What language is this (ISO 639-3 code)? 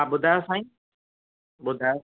snd